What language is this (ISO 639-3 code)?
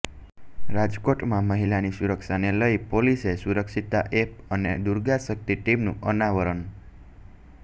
guj